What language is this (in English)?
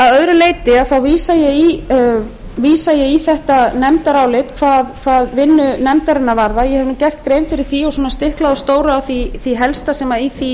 Icelandic